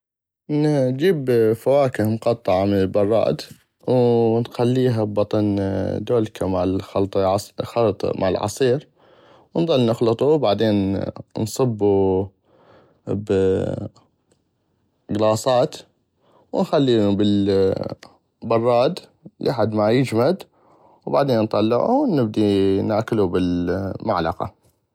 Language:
North Mesopotamian Arabic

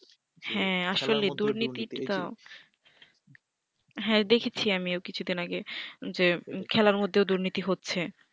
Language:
Bangla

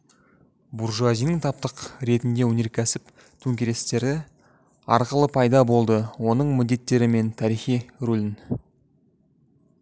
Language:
Kazakh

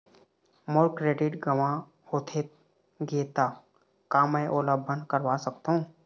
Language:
Chhattisgarhi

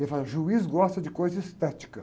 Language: Portuguese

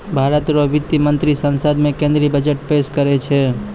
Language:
Maithili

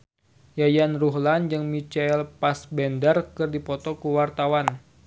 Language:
Sundanese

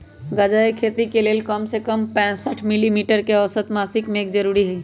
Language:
Magahi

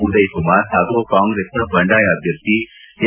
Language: Kannada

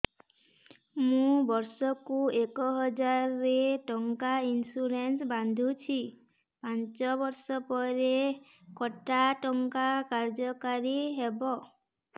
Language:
Odia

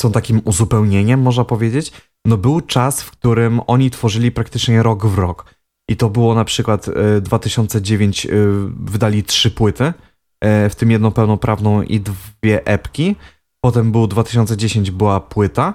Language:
Polish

